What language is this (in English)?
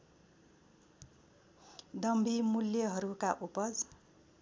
Nepali